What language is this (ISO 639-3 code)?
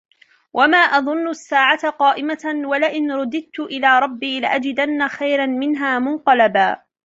ara